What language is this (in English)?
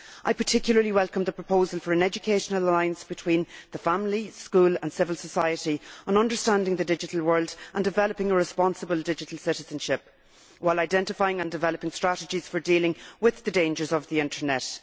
English